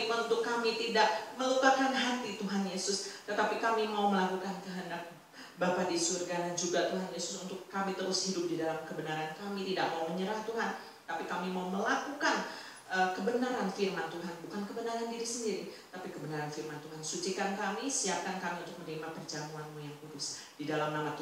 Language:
Indonesian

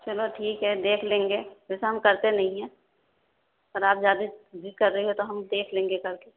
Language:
Urdu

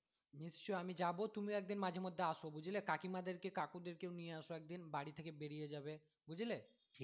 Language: Bangla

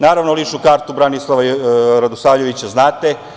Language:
Serbian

